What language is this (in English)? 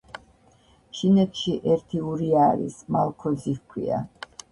Georgian